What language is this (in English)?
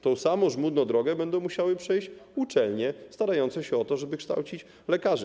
Polish